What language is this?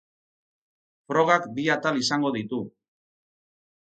Basque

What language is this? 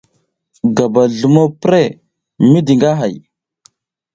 South Giziga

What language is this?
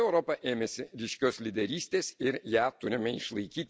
Lithuanian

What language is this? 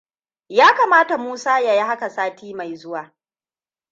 Hausa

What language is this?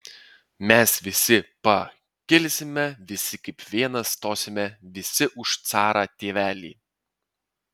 Lithuanian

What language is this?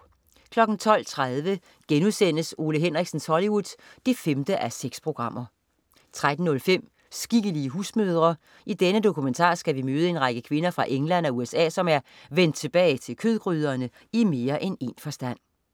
Danish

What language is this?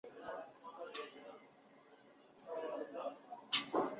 Chinese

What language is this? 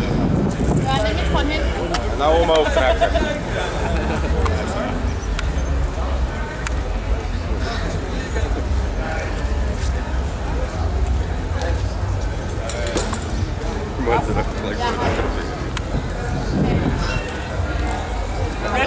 Dutch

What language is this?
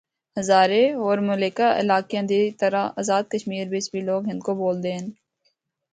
Northern Hindko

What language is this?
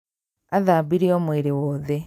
Kikuyu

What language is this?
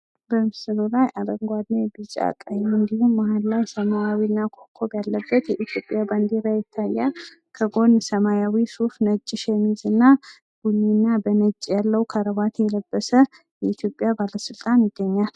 Amharic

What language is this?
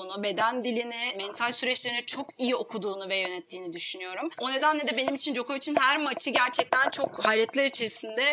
Turkish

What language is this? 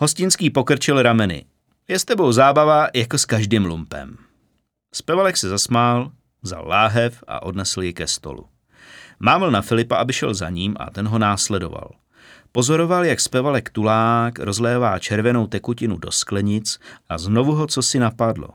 Czech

